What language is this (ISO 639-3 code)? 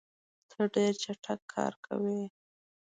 pus